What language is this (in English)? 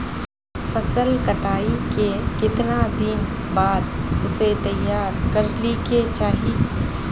Magahi